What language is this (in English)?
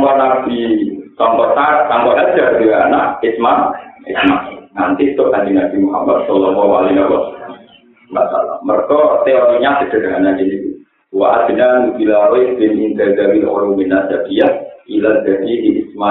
Indonesian